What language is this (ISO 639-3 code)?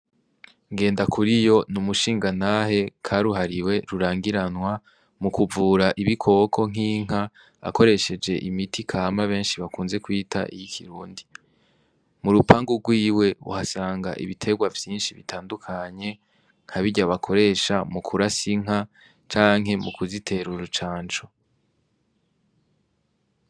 run